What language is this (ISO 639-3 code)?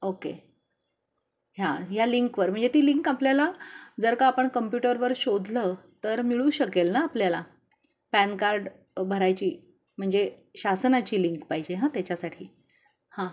mar